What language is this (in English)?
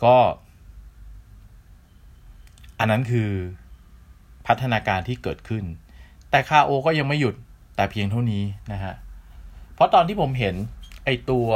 Thai